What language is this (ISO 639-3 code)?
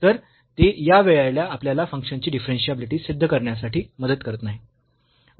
mar